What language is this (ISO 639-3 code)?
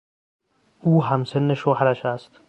fas